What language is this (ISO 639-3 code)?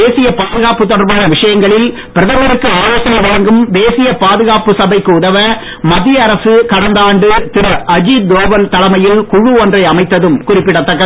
tam